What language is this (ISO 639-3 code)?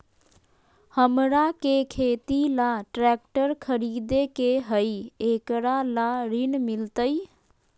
mag